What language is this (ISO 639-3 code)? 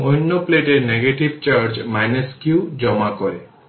ben